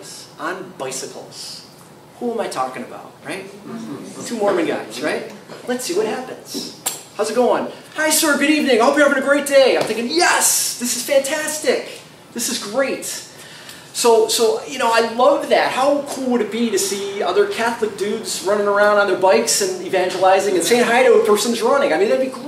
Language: English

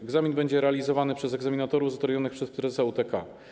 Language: Polish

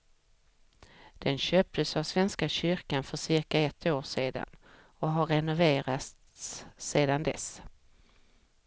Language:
Swedish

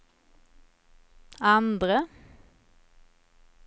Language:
Swedish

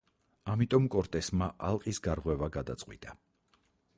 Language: Georgian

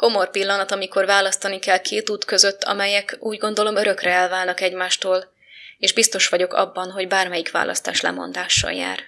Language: Hungarian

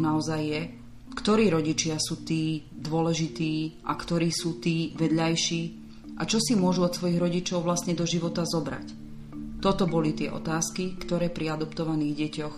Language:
Slovak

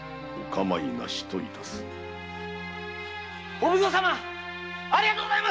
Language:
Japanese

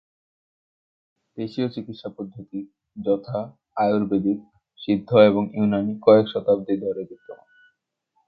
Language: Bangla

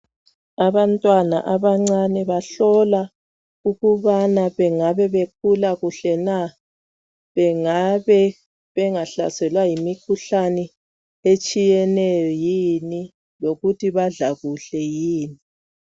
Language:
North Ndebele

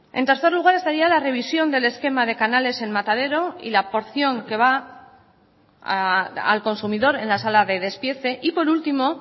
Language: Spanish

